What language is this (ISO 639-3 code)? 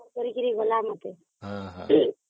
ori